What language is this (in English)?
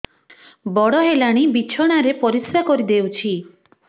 Odia